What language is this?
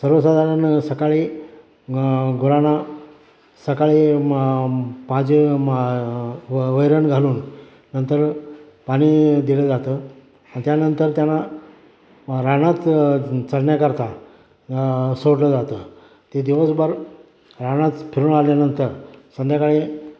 Marathi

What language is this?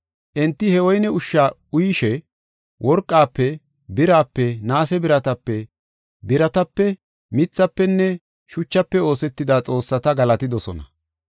Gofa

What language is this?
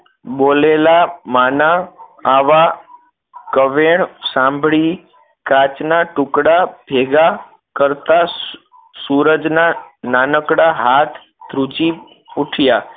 Gujarati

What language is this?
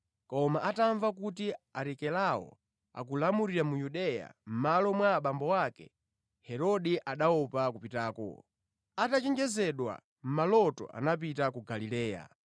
Nyanja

